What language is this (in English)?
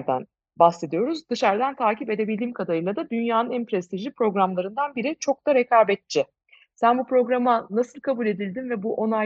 Turkish